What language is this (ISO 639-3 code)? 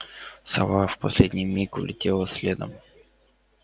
rus